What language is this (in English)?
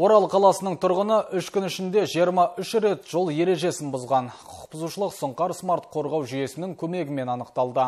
Russian